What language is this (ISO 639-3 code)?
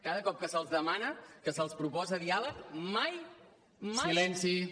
cat